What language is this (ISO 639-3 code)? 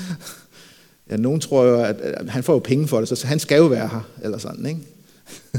dan